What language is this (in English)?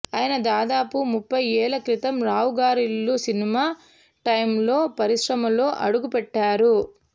Telugu